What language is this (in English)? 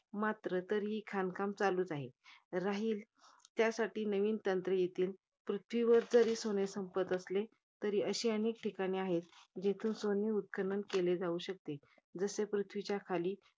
Marathi